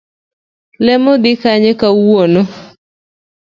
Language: Luo (Kenya and Tanzania)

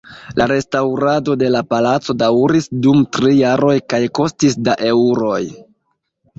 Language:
Esperanto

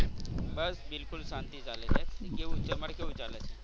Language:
Gujarati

